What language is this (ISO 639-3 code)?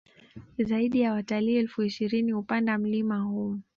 swa